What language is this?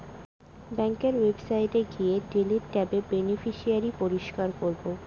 Bangla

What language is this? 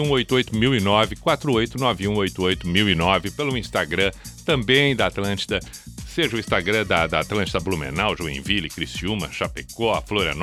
Portuguese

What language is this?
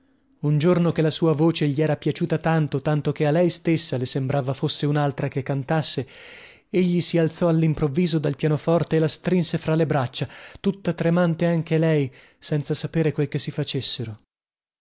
Italian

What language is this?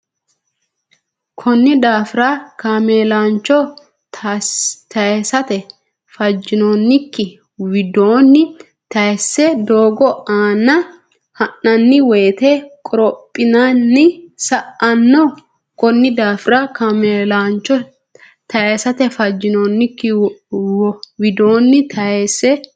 Sidamo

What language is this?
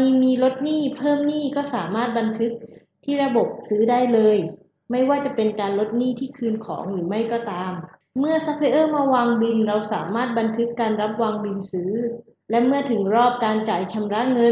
Thai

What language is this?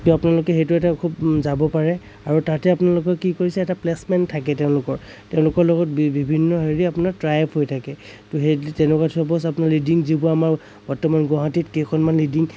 Assamese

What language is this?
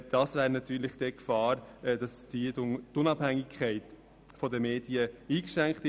Swiss German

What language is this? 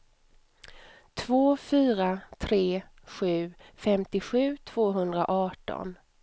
Swedish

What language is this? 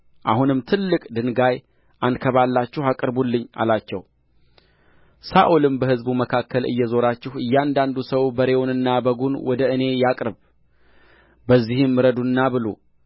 Amharic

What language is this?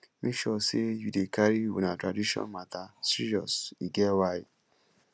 Nigerian Pidgin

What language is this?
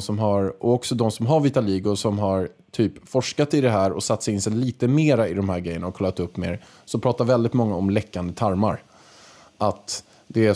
Swedish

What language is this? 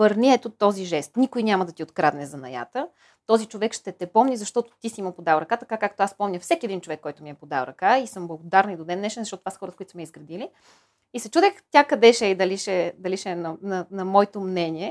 Bulgarian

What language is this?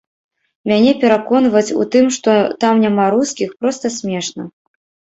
Belarusian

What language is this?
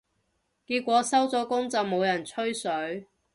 Cantonese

